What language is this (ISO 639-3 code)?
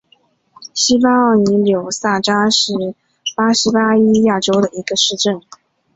zho